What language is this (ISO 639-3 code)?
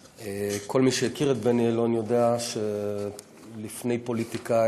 heb